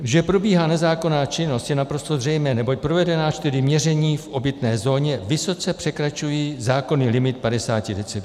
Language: Czech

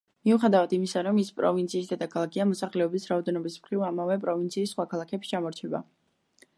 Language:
Georgian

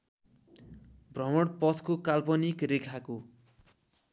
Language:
Nepali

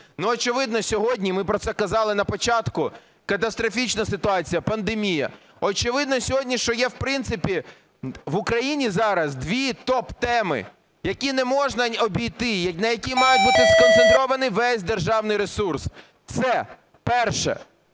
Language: Ukrainian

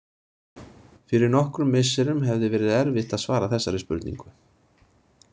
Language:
Icelandic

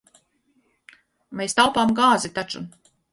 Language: Latvian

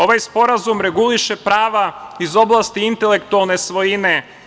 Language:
Serbian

